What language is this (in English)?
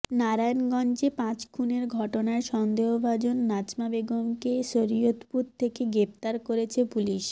Bangla